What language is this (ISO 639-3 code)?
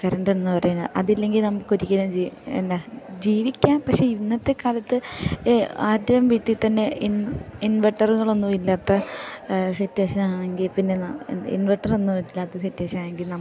mal